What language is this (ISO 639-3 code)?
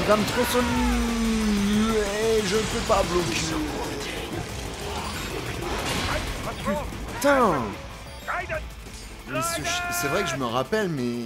fra